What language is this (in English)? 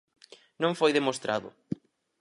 Galician